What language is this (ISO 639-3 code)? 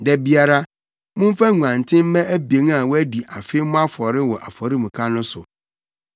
aka